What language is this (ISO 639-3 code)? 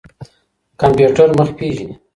pus